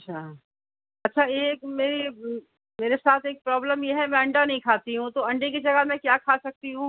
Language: Urdu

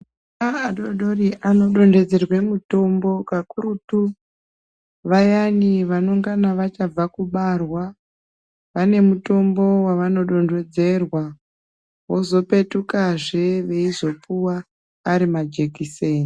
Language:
Ndau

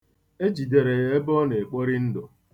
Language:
Igbo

